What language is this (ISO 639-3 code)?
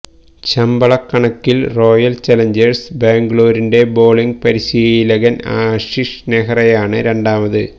mal